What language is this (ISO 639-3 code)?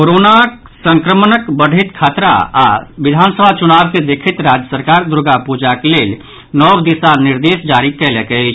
mai